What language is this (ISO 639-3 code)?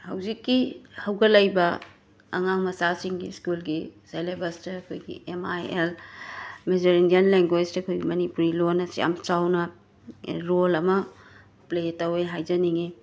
mni